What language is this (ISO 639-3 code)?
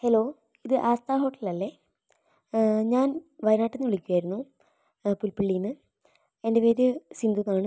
mal